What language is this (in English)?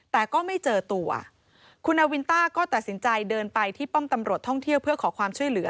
Thai